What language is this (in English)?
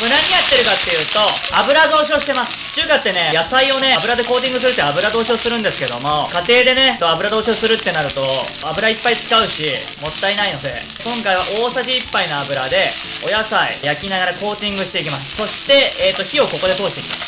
Japanese